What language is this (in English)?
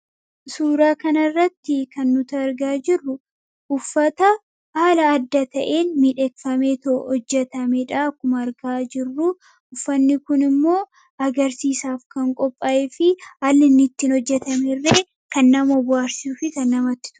Oromo